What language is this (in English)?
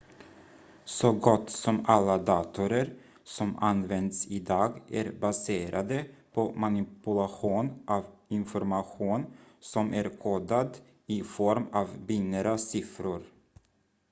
Swedish